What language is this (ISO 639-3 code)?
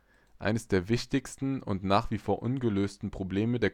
deu